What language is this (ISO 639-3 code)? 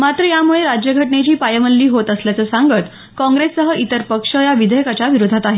mar